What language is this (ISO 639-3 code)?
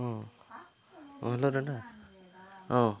asm